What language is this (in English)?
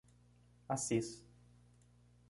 Portuguese